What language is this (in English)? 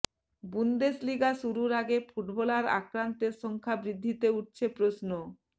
Bangla